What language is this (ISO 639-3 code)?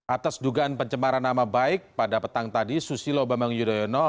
ind